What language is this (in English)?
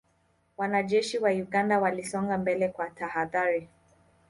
Swahili